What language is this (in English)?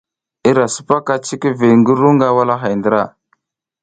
South Giziga